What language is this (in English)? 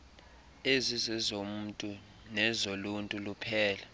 Xhosa